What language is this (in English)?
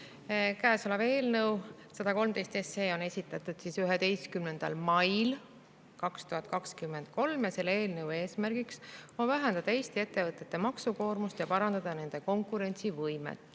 Estonian